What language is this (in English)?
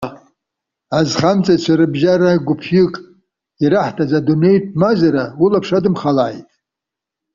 Abkhazian